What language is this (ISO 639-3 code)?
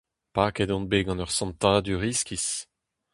bre